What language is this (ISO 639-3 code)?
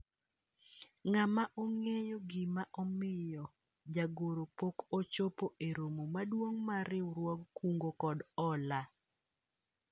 luo